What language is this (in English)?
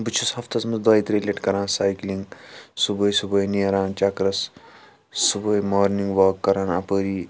Kashmiri